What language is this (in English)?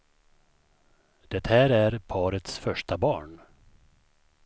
Swedish